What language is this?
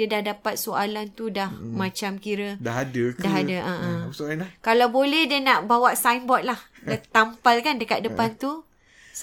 Malay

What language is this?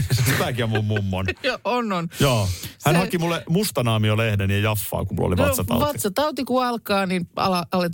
Finnish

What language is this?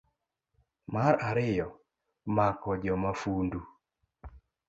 Luo (Kenya and Tanzania)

